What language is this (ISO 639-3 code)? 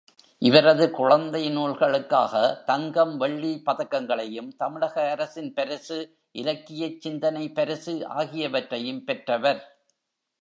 tam